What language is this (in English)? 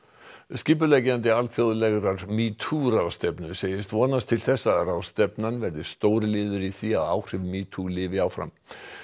Icelandic